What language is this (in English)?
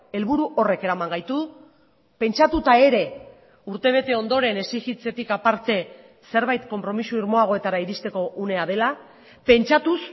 Basque